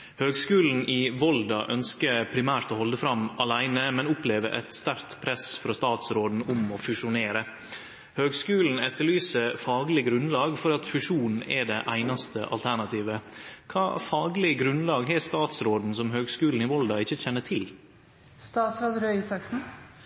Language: Norwegian Nynorsk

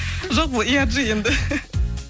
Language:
Kazakh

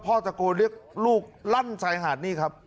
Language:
Thai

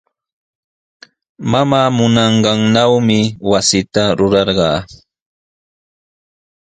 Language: Sihuas Ancash Quechua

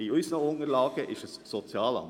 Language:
Swiss German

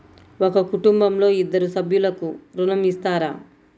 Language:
Telugu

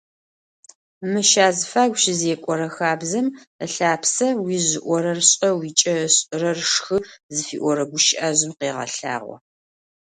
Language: Adyghe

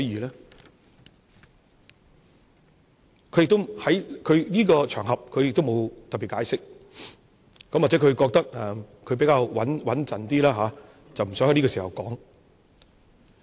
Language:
Cantonese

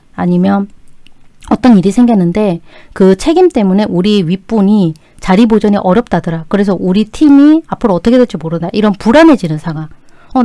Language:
Korean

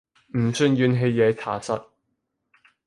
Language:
Cantonese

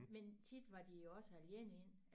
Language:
Danish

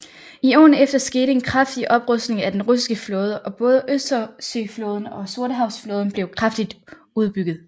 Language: Danish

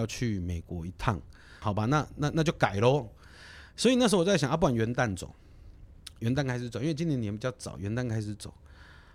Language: Chinese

